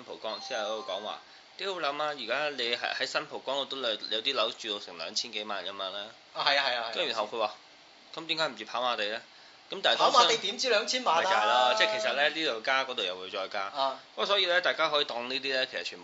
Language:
Chinese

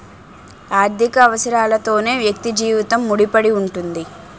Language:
Telugu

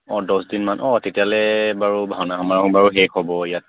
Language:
Assamese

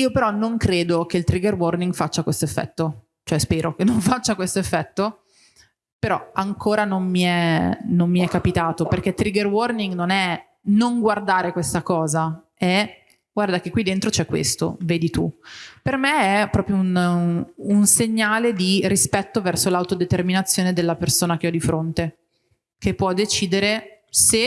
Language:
Italian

